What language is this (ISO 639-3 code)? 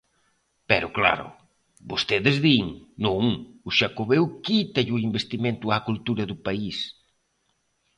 glg